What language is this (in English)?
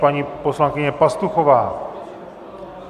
Czech